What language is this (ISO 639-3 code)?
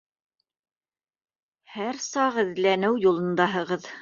bak